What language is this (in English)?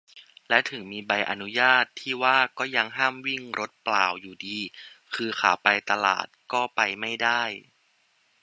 Thai